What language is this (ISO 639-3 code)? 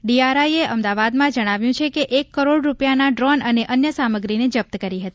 guj